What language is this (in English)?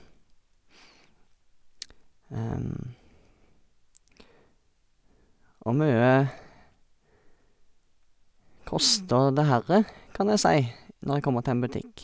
Norwegian